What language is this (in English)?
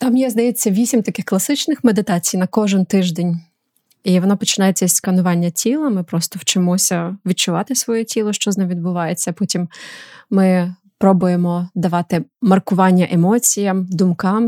Ukrainian